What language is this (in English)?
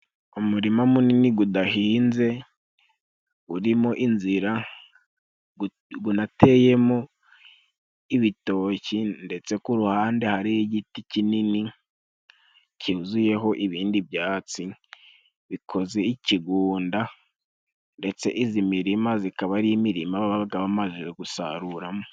Kinyarwanda